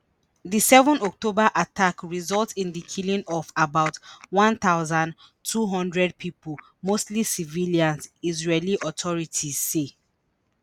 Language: Nigerian Pidgin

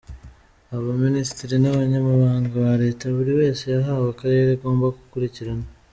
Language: Kinyarwanda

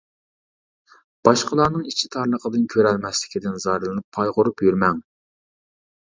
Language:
Uyghur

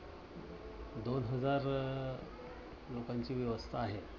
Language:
Marathi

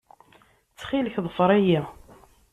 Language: Kabyle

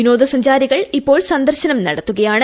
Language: Malayalam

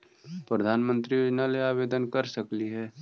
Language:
Magahi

